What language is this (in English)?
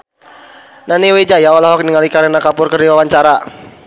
Sundanese